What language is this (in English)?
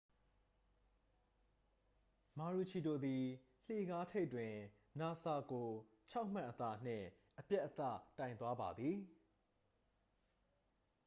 Burmese